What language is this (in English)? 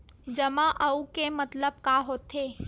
Chhattisgarhi